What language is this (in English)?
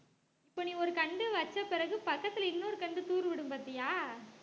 Tamil